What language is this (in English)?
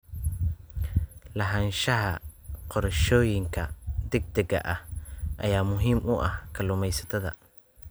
Somali